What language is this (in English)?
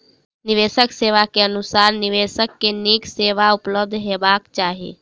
Maithili